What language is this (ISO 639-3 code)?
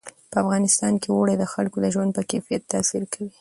pus